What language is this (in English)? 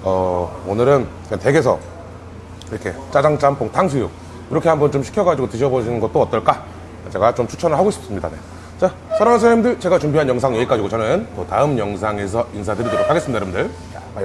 Korean